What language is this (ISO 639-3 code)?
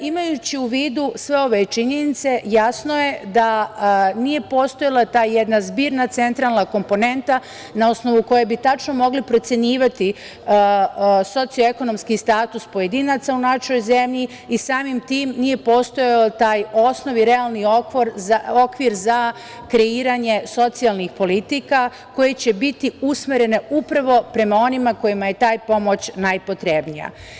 srp